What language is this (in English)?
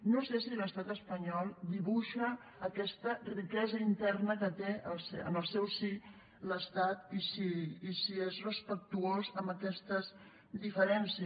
Catalan